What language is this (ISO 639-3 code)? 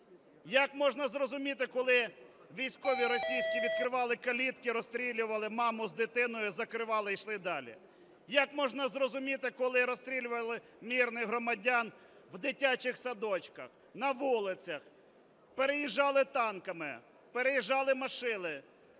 ukr